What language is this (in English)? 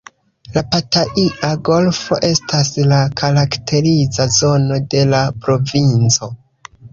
Esperanto